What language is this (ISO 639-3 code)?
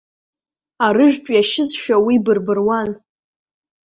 abk